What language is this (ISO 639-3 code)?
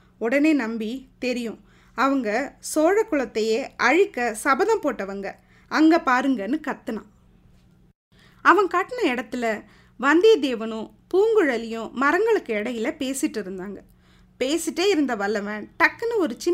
tam